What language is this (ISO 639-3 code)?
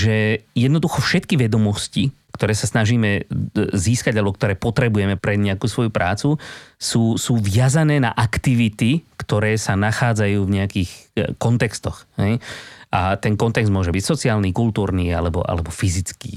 slk